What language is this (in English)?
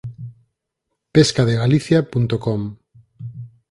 Galician